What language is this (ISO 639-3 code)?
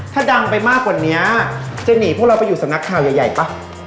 tha